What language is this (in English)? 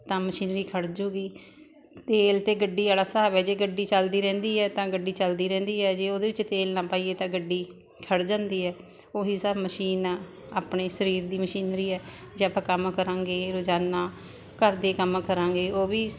Punjabi